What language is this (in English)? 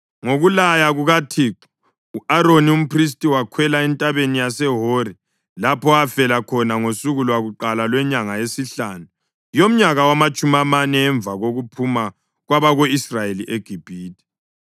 North Ndebele